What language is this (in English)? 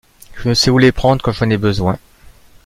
French